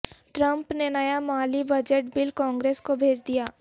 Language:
Urdu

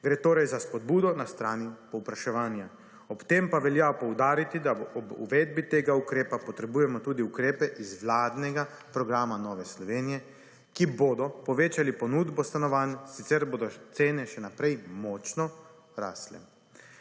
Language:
Slovenian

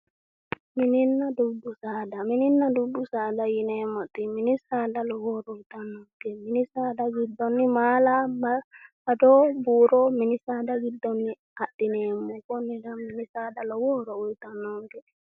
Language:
Sidamo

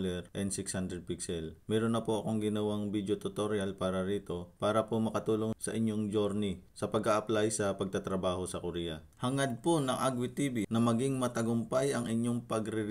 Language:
Filipino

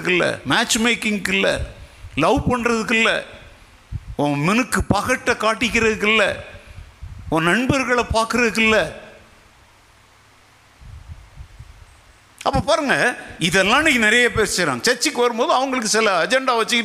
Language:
Tamil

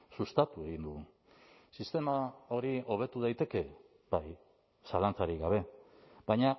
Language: Basque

